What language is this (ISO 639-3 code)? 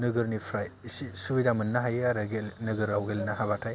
brx